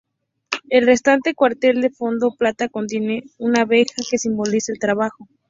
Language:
Spanish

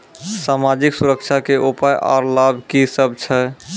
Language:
Maithili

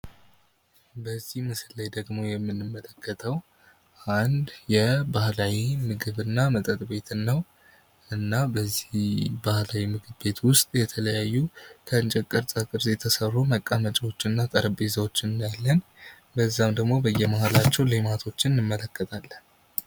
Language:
Amharic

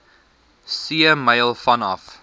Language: Afrikaans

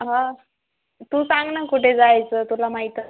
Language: Marathi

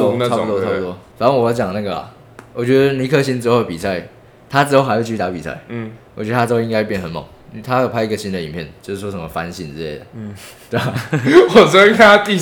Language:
Chinese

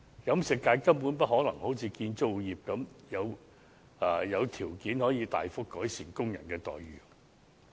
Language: Cantonese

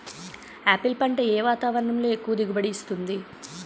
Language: Telugu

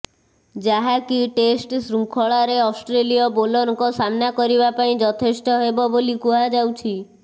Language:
Odia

